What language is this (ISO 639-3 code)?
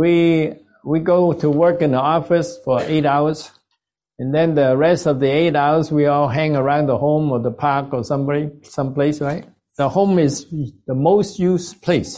eng